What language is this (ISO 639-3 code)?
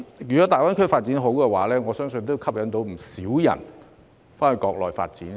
yue